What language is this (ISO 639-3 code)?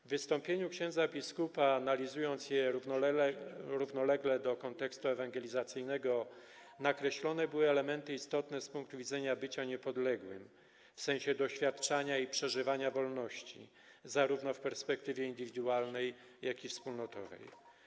pol